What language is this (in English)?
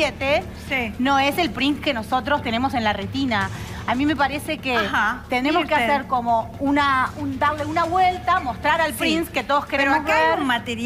Spanish